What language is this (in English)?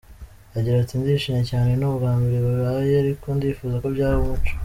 Kinyarwanda